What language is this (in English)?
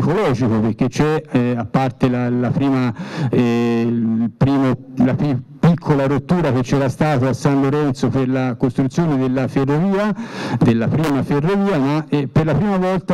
Italian